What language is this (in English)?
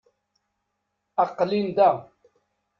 Kabyle